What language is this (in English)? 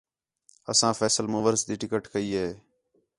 Khetrani